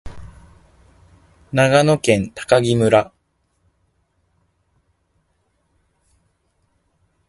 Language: Japanese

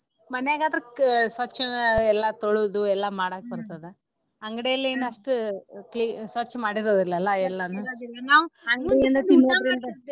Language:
Kannada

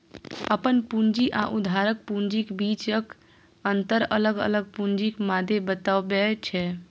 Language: Maithili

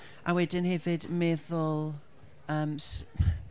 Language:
Welsh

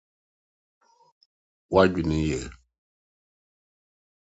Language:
Akan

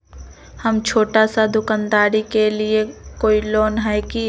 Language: Magahi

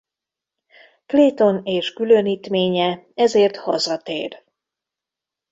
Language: Hungarian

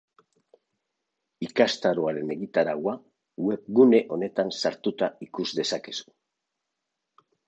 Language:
Basque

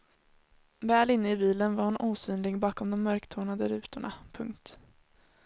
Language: Swedish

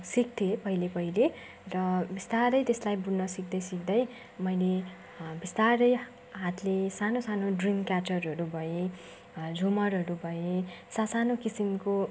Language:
Nepali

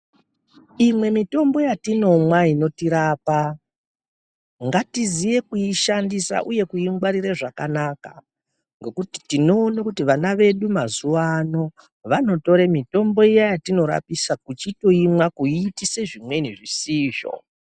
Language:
Ndau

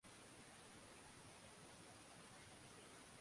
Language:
Swahili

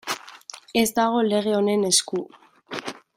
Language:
Basque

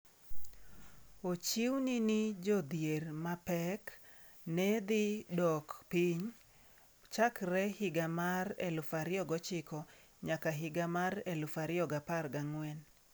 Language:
Luo (Kenya and Tanzania)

